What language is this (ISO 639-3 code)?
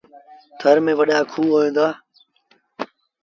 sbn